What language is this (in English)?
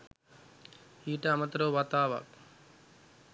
Sinhala